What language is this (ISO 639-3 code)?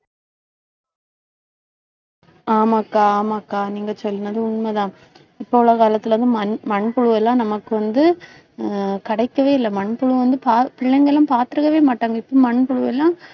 tam